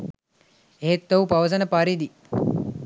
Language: Sinhala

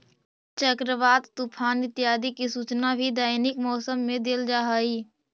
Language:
Magahi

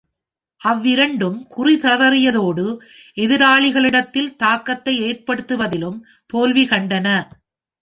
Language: Tamil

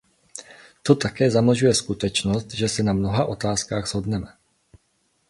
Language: Czech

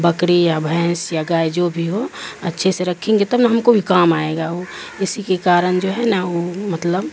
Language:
Urdu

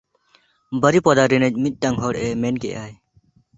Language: Santali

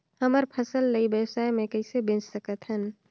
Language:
Chhattisgarhi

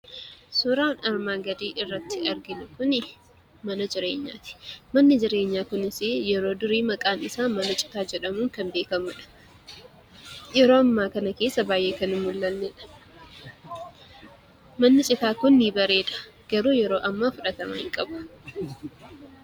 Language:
Oromo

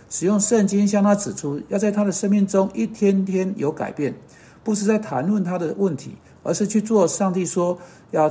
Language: Chinese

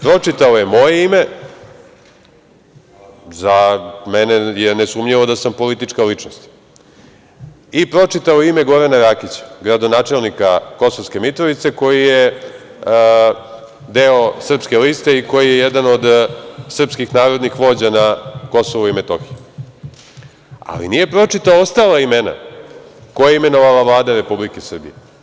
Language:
Serbian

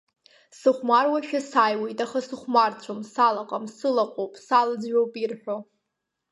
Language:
Abkhazian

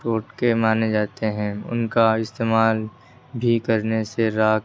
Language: Urdu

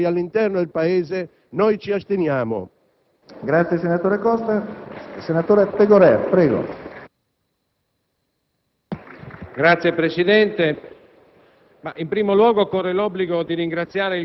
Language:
Italian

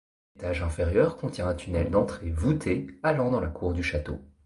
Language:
French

